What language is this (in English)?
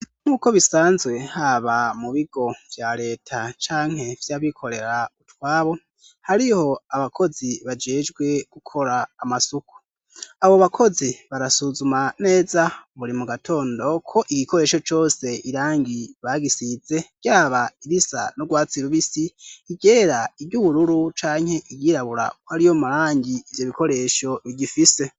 Rundi